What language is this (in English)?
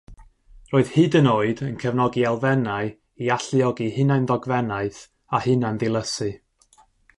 Welsh